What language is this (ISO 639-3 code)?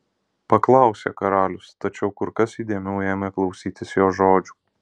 lit